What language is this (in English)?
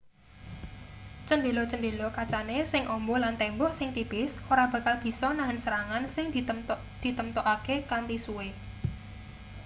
Javanese